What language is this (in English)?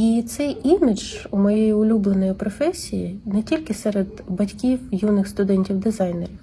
Ukrainian